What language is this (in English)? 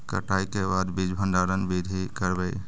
Magahi